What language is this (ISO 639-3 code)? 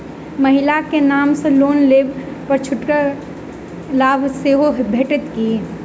mai